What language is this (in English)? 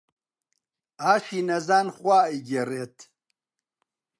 Central Kurdish